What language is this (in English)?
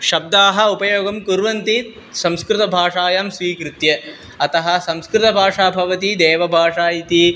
Sanskrit